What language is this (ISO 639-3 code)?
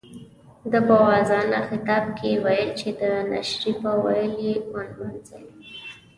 pus